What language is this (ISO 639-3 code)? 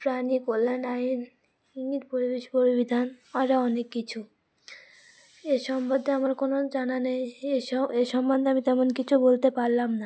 ben